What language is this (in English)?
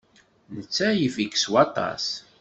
Kabyle